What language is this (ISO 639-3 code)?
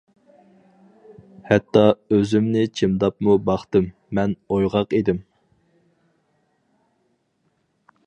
uig